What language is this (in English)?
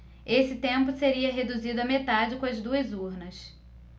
Portuguese